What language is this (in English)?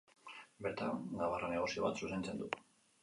Basque